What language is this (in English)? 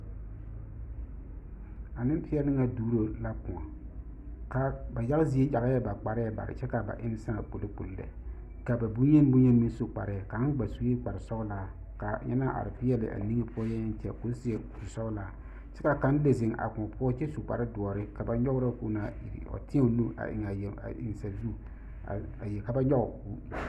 Southern Dagaare